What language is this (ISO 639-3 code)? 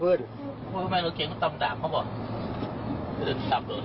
tha